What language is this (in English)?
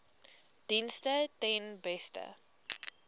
Afrikaans